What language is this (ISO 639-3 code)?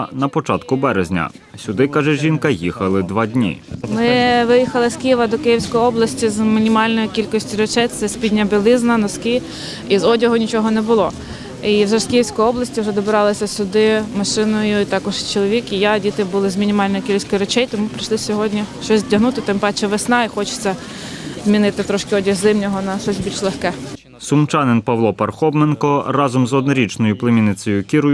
ukr